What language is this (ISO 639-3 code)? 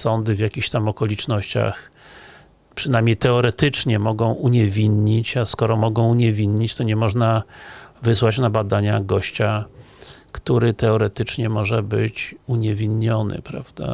pol